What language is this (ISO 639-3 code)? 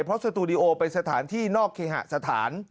tha